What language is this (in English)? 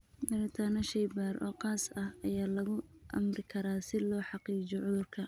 Somali